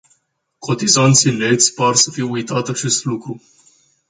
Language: Romanian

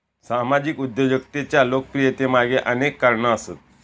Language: Marathi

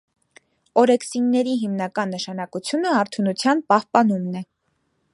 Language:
Armenian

